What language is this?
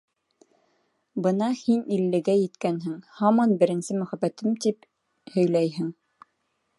Bashkir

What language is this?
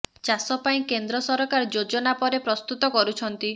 Odia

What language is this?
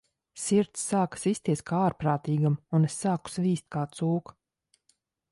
Latvian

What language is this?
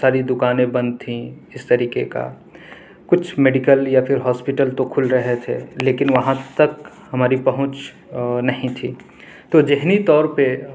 Urdu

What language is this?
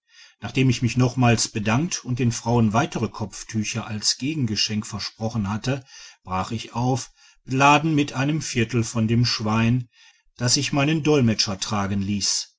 German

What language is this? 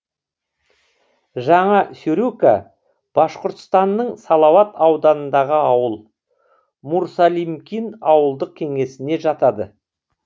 Kazakh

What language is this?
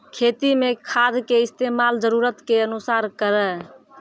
Maithili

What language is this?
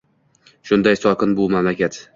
Uzbek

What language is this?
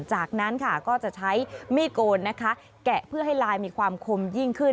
Thai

